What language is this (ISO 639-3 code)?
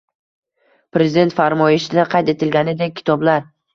uzb